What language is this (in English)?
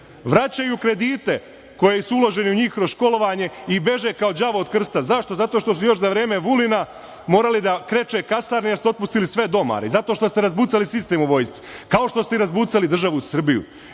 Serbian